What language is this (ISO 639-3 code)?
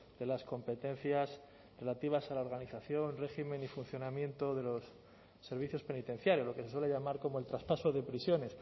spa